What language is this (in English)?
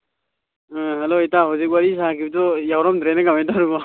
Manipuri